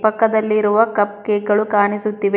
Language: Kannada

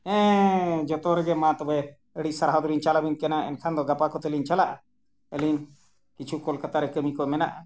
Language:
Santali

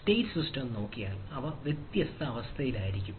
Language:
Malayalam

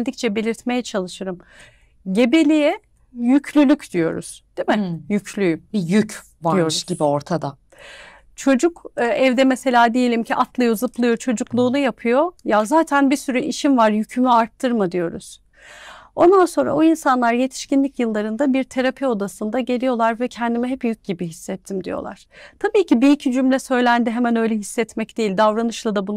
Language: Turkish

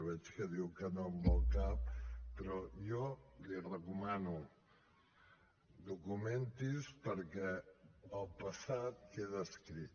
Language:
Catalan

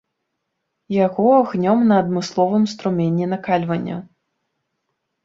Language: Belarusian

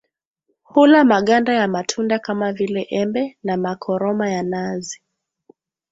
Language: Swahili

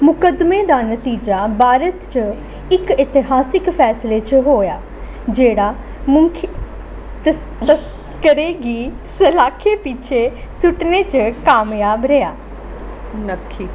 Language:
Dogri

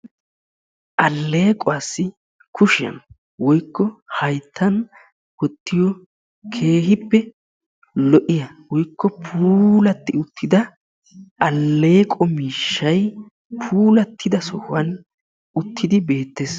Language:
Wolaytta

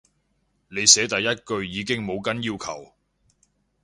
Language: Cantonese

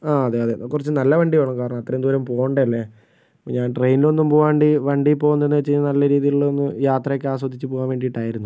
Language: Malayalam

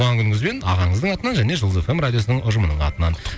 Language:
Kazakh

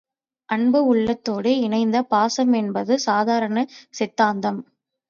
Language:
Tamil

